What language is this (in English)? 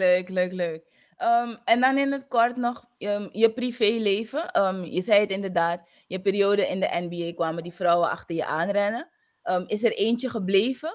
Dutch